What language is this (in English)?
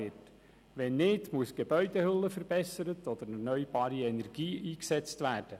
Swiss German